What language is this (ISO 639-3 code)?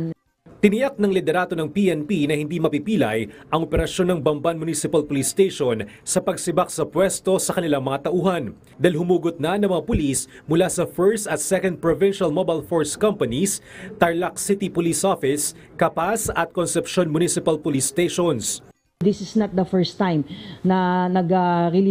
fil